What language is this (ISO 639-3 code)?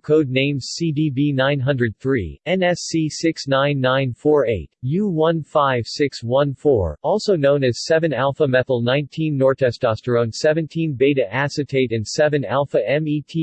eng